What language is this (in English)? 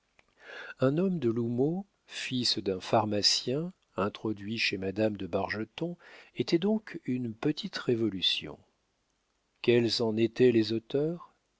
French